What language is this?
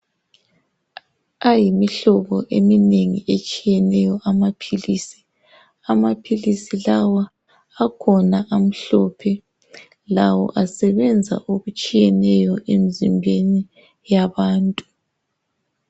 North Ndebele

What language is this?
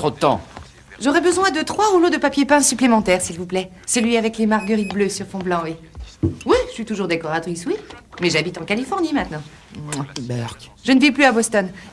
French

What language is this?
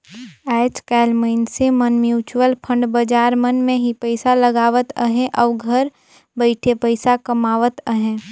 Chhattisgarhi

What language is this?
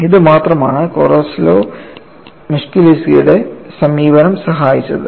Malayalam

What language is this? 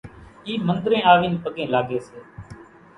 Kachi Koli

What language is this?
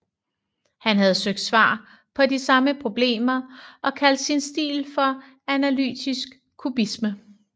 Danish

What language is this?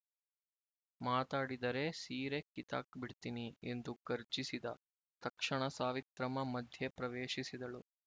Kannada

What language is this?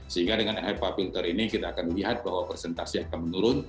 Indonesian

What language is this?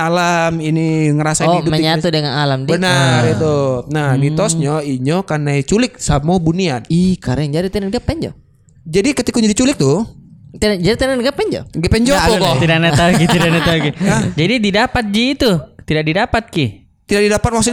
Indonesian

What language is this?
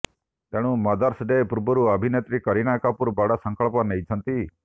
Odia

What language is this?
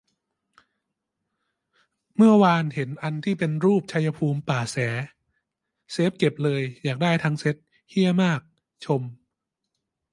Thai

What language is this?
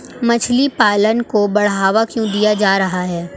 Hindi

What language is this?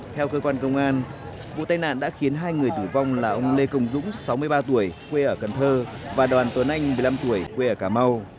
Vietnamese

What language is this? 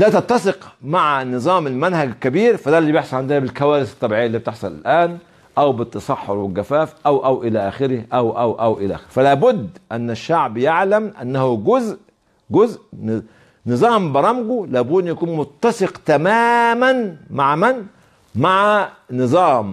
Arabic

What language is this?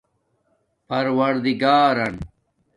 Domaaki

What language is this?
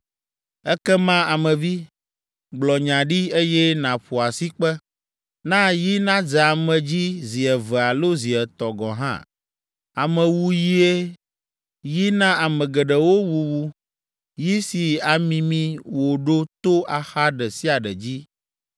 Ewe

